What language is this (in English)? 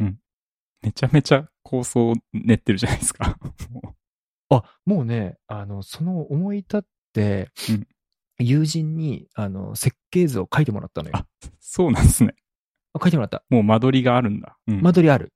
Japanese